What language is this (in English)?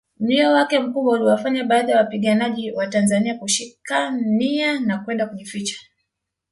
Swahili